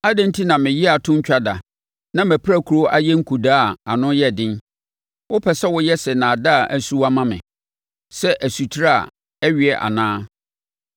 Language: Akan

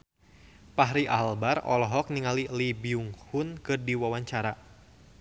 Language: Sundanese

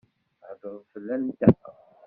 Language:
Kabyle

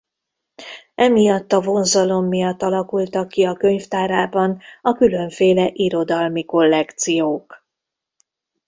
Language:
Hungarian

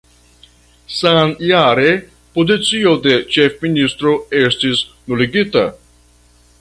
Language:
Esperanto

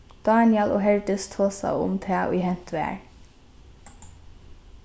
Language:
Faroese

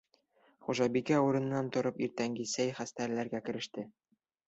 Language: Bashkir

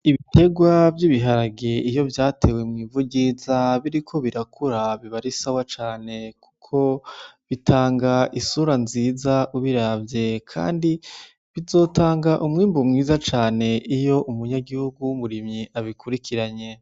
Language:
Rundi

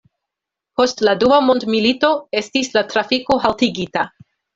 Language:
Esperanto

